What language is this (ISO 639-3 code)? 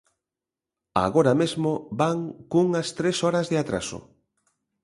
glg